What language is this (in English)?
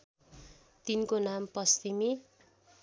Nepali